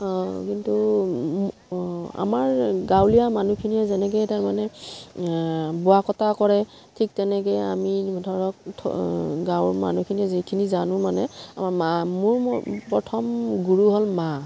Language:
Assamese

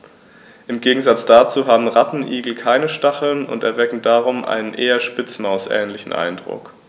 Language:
German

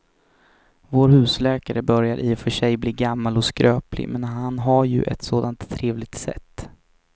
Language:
Swedish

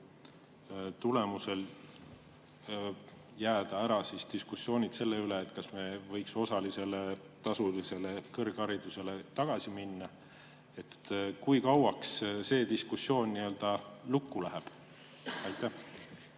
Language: Estonian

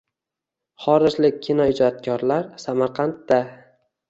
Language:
Uzbek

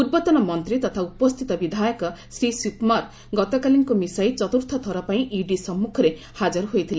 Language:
Odia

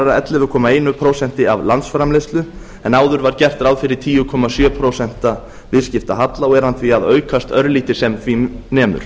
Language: Icelandic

